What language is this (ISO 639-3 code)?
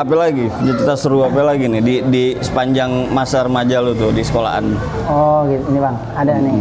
ind